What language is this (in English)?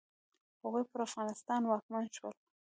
Pashto